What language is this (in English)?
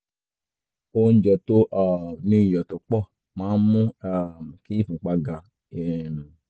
Yoruba